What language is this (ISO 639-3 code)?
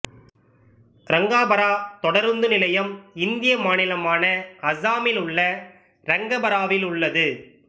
tam